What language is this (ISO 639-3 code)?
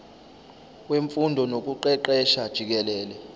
zul